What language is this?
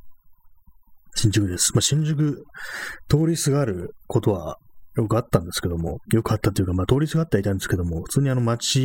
Japanese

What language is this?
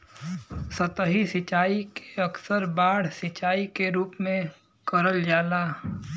Bhojpuri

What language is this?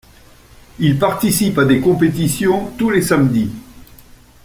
French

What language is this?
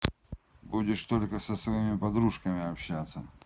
Russian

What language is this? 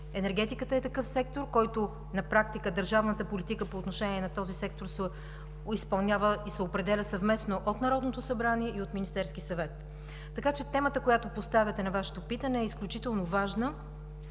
Bulgarian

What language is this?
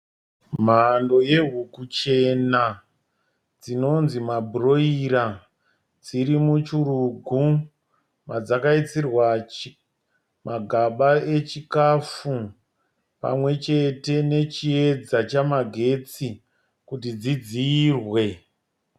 Shona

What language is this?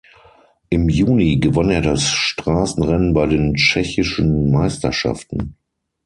German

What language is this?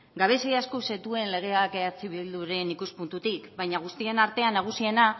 Basque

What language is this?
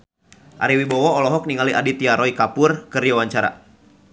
Sundanese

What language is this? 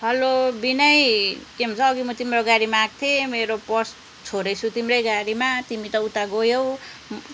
Nepali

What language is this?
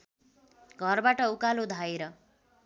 Nepali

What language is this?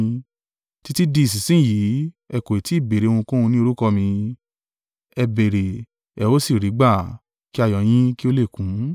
Yoruba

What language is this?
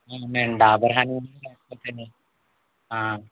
Telugu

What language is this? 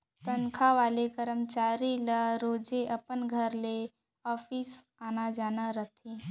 Chhattisgarhi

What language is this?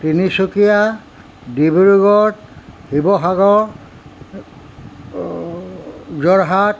Assamese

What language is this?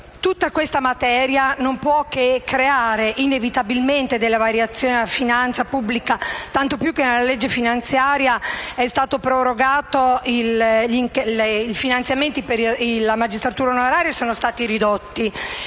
Italian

